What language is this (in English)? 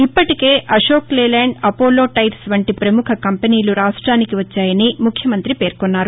Telugu